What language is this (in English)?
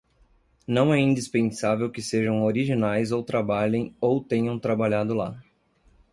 Portuguese